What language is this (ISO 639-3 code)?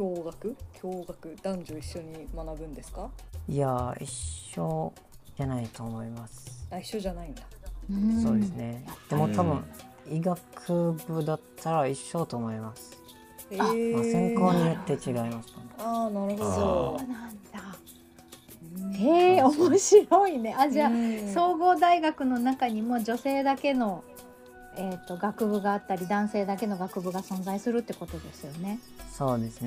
jpn